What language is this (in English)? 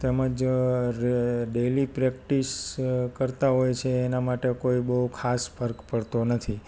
Gujarati